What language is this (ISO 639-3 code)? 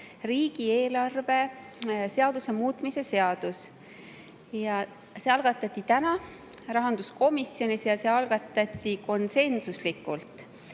est